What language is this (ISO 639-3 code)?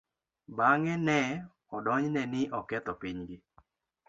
luo